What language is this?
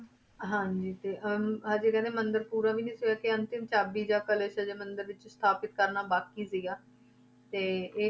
Punjabi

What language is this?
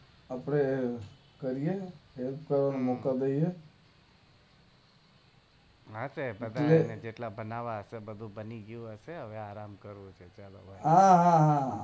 Gujarati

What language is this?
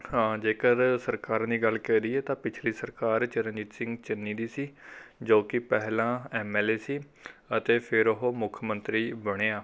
Punjabi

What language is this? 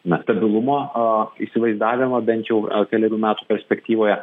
Lithuanian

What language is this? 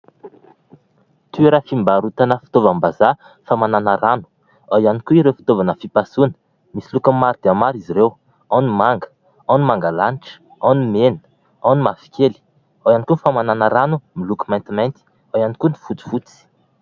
Malagasy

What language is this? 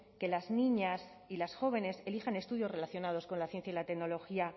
Spanish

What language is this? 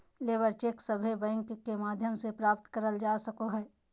Magahi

